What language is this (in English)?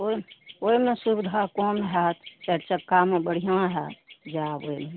Maithili